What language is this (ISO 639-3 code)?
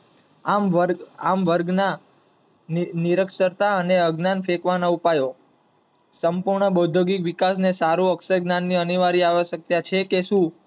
guj